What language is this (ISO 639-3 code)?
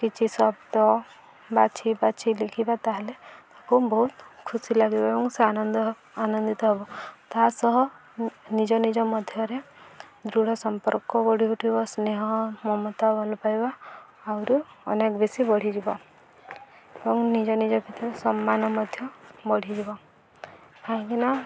ori